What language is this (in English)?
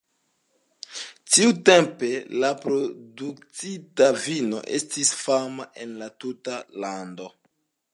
Esperanto